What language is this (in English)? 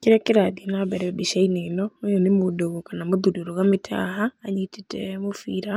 Kikuyu